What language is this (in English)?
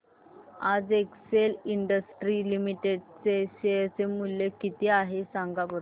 Marathi